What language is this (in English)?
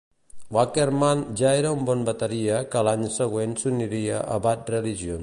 Catalan